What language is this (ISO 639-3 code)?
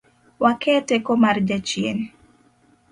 luo